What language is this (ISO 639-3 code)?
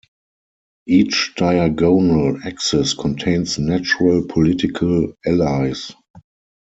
eng